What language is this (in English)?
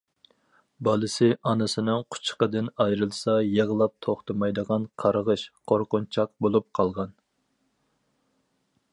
Uyghur